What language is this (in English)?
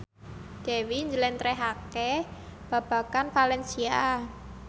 Javanese